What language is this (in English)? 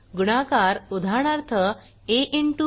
Marathi